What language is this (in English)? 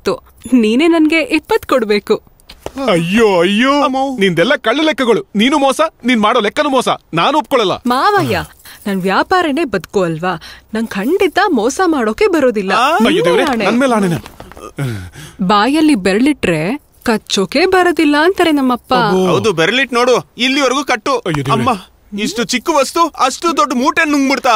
Kannada